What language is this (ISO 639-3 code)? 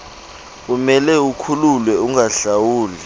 xho